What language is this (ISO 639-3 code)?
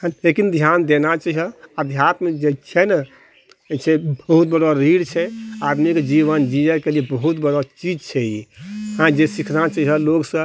mai